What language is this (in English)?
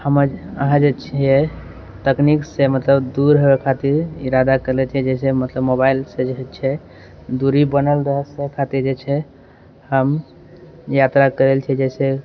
Maithili